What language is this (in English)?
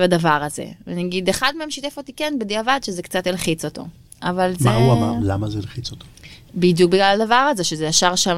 Hebrew